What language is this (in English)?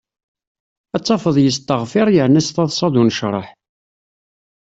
Kabyle